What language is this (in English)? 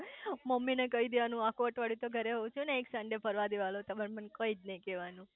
Gujarati